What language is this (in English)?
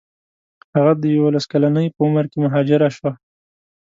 Pashto